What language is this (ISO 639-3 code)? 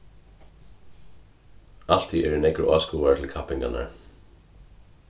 fao